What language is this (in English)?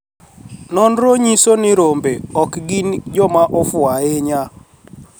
Luo (Kenya and Tanzania)